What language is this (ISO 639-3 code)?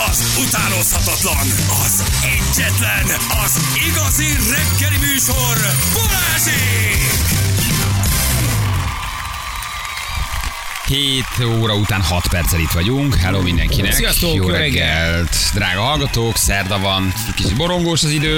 hun